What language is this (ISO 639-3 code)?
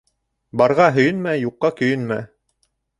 bak